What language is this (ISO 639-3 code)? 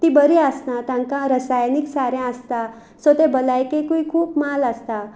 kok